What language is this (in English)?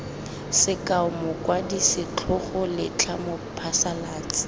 Tswana